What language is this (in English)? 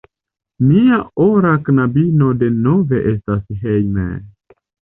Esperanto